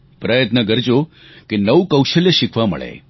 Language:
Gujarati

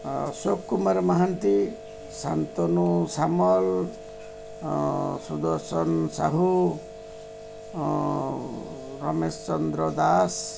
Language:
Odia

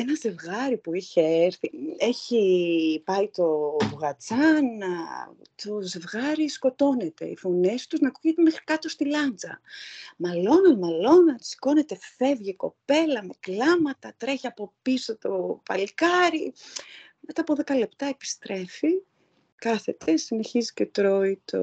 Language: Greek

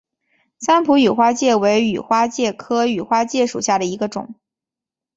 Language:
Chinese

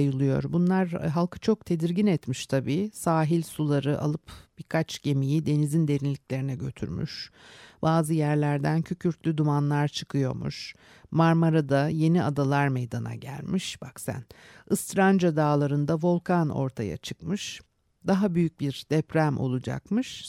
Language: Turkish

